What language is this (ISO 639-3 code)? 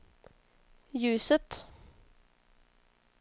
swe